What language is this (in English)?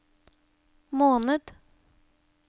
Norwegian